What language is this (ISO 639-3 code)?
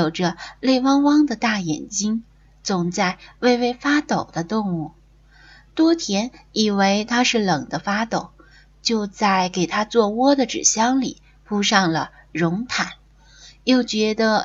zho